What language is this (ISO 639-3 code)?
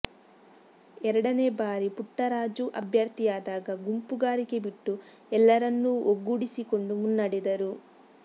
kan